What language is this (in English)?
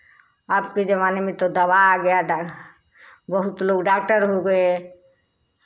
Hindi